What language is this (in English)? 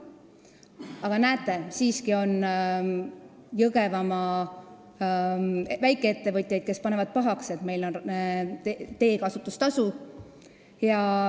Estonian